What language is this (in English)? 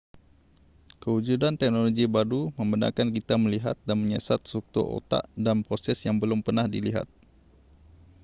Malay